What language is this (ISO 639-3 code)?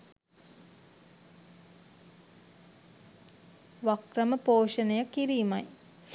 sin